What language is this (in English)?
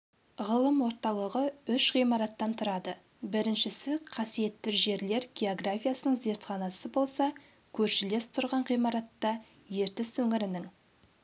Kazakh